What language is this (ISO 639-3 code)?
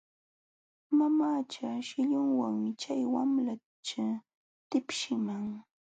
qxw